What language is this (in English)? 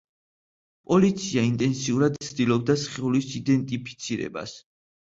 Georgian